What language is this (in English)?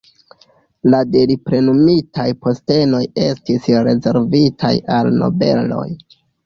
Esperanto